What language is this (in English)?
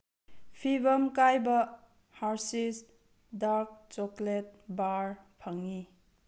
Manipuri